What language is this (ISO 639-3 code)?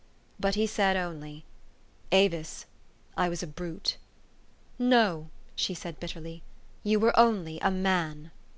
eng